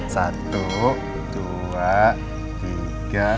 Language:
Indonesian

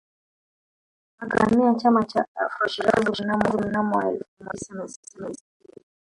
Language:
Swahili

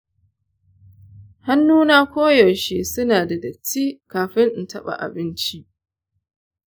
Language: Hausa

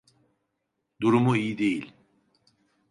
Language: Turkish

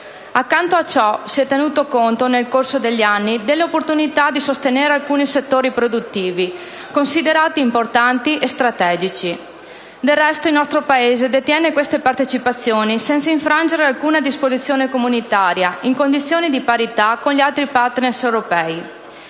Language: Italian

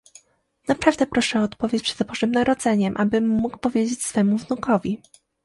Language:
Polish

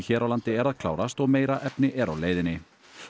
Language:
Icelandic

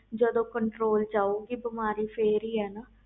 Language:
Punjabi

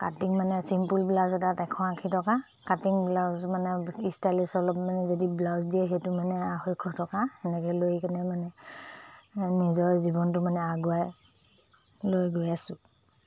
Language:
Assamese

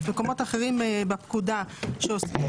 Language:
Hebrew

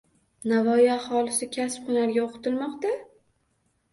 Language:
Uzbek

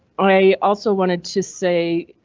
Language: English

